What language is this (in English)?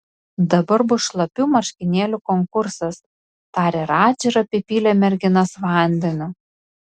Lithuanian